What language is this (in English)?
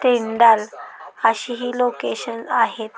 Marathi